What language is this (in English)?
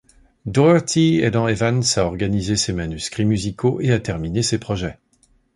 French